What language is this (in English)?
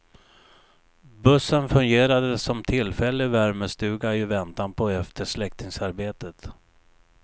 Swedish